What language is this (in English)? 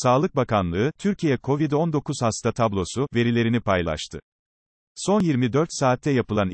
Turkish